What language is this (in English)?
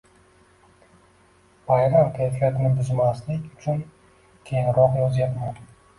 Uzbek